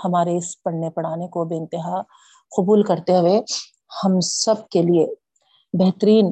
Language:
Urdu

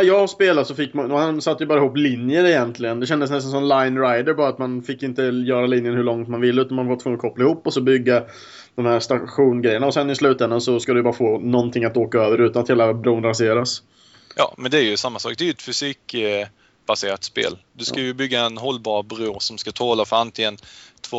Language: Swedish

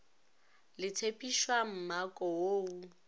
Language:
Northern Sotho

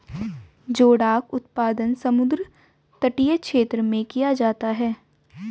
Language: Hindi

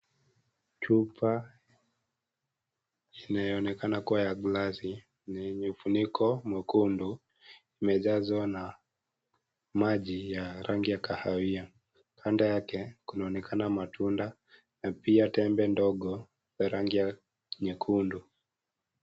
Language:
Swahili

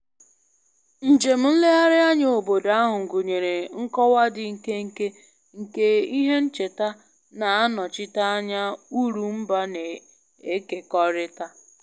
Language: Igbo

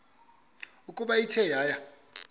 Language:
Xhosa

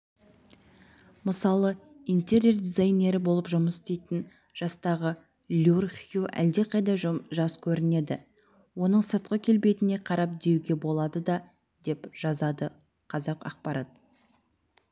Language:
Kazakh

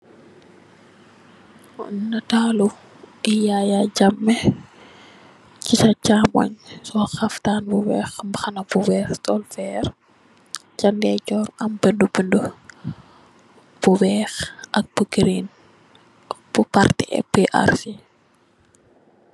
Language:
Wolof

